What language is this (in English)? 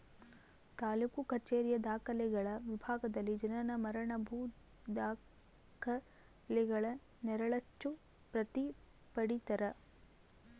Kannada